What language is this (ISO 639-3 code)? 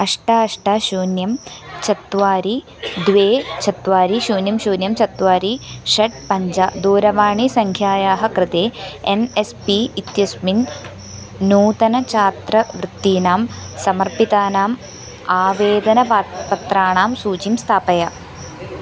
san